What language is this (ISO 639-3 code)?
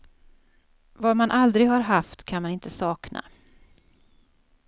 swe